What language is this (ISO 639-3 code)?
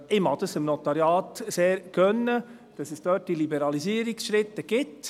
gsw